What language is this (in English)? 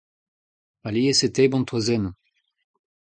Breton